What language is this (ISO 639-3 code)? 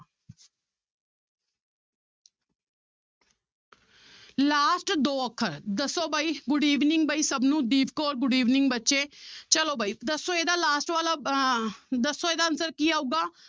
pan